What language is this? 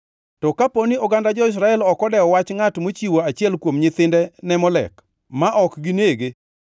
Luo (Kenya and Tanzania)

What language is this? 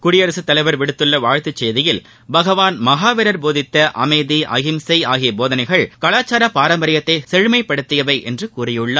Tamil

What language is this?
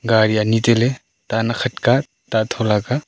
Wancho Naga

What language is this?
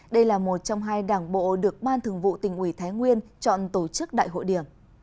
Vietnamese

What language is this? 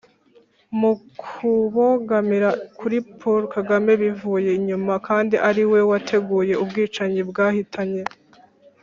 Kinyarwanda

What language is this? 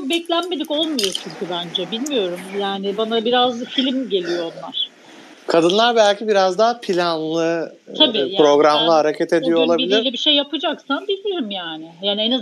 Turkish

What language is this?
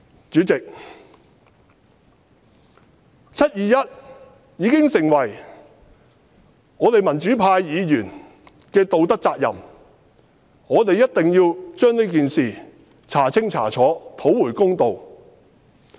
Cantonese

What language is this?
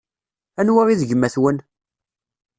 Kabyle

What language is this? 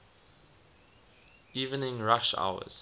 English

